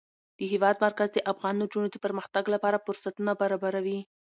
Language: Pashto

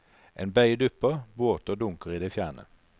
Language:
Norwegian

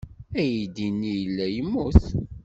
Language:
Kabyle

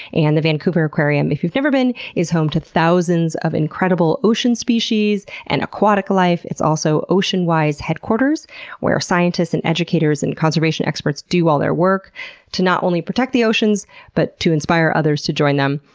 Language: English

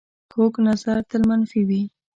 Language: Pashto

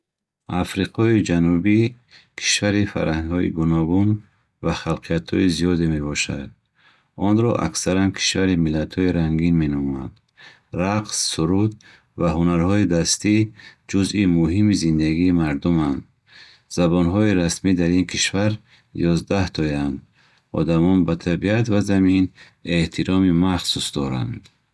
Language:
Bukharic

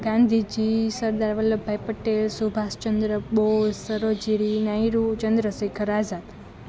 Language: Gujarati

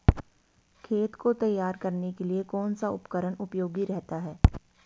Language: Hindi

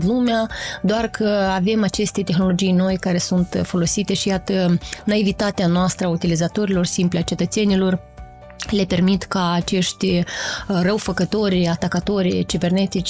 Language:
Romanian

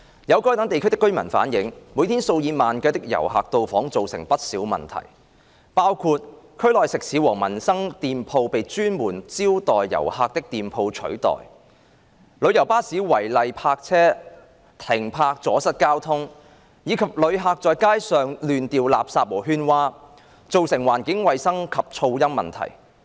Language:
Cantonese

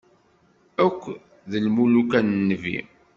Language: Kabyle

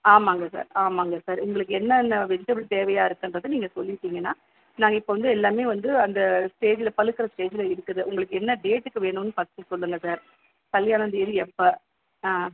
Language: Tamil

